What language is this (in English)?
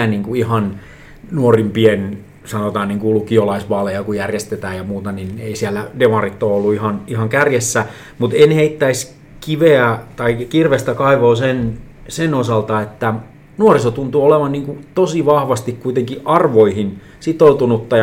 Finnish